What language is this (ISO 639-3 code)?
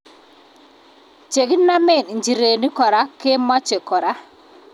kln